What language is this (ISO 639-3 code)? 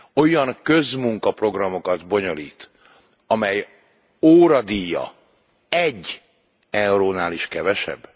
hun